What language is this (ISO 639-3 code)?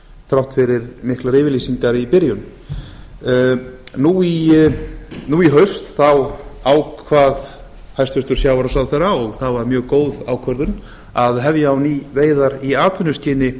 isl